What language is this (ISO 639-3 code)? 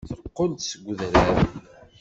kab